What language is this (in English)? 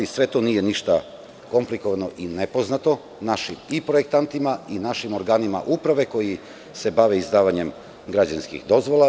Serbian